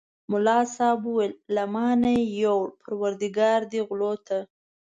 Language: Pashto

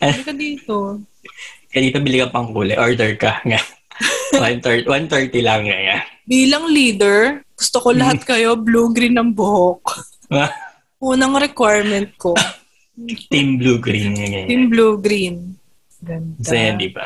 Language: Filipino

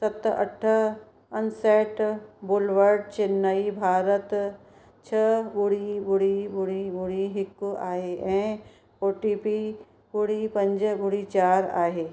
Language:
Sindhi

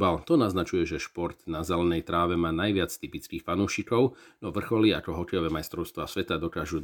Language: Slovak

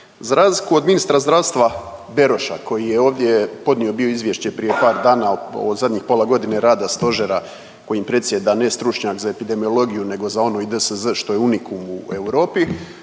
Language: Croatian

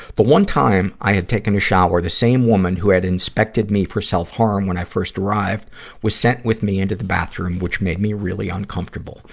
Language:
English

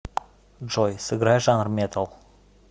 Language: Russian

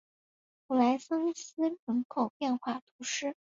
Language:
Chinese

